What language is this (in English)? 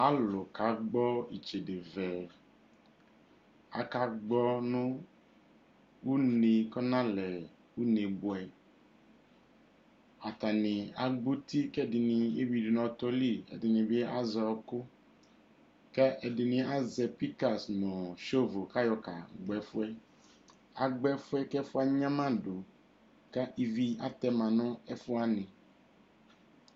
Ikposo